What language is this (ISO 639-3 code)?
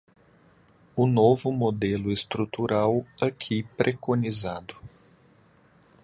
por